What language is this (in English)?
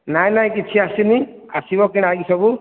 Odia